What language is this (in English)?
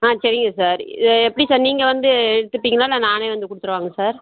Tamil